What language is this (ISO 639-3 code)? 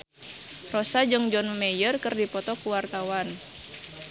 sun